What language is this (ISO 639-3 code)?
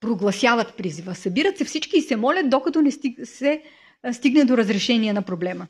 bul